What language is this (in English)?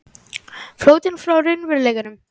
Icelandic